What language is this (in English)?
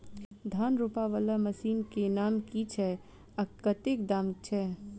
Maithili